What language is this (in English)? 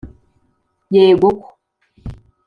Kinyarwanda